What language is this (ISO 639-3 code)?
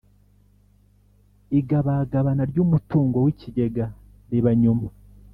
kin